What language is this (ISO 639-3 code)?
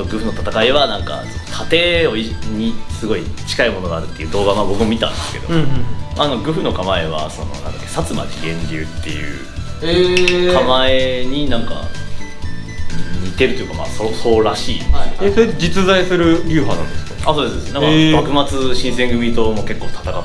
jpn